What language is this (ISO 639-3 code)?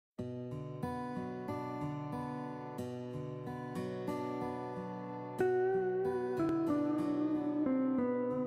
tur